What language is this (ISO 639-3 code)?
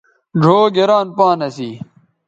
btv